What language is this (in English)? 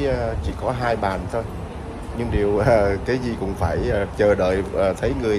Vietnamese